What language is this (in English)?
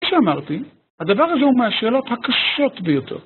Hebrew